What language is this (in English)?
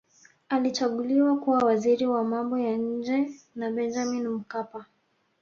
Swahili